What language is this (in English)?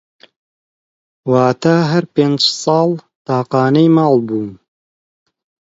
Central Kurdish